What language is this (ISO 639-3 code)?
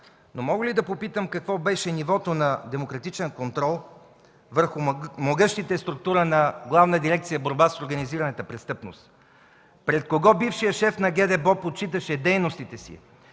bul